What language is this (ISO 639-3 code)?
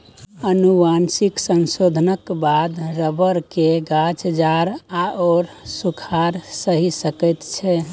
mai